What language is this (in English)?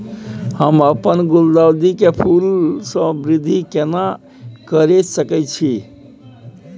Maithili